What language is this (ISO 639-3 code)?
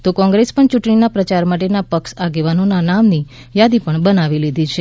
guj